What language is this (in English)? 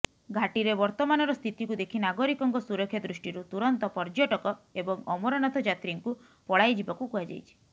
Odia